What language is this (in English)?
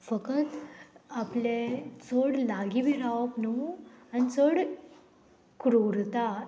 Konkani